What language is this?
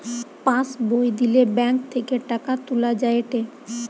Bangla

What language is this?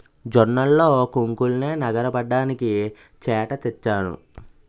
Telugu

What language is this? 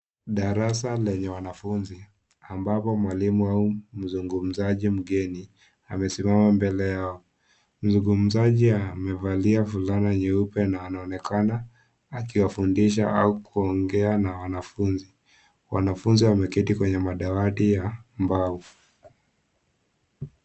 Swahili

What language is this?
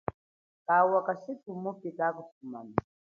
Chokwe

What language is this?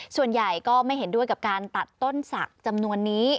Thai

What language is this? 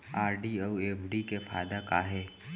Chhattisgarhi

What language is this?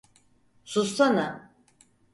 Turkish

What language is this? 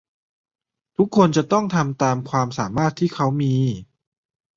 Thai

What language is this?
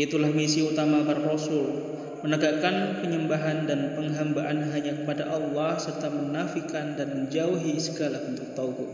Indonesian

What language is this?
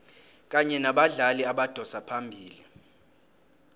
South Ndebele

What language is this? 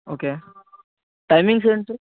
Telugu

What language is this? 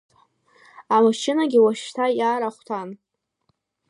Abkhazian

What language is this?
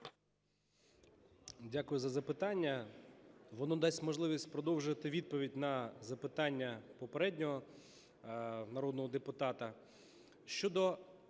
Ukrainian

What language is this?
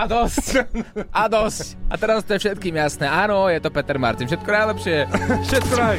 Slovak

